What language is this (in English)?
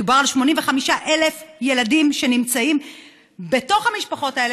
Hebrew